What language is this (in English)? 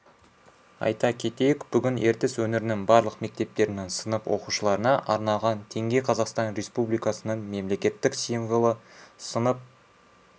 Kazakh